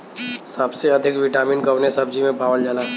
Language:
Bhojpuri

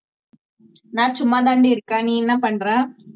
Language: Tamil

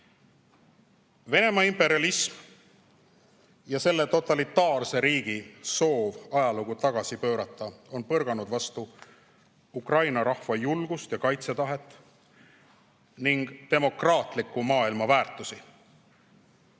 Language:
Estonian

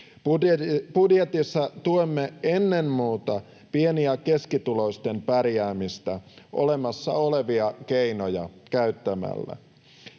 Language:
Finnish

